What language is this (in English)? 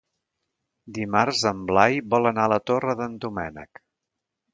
Catalan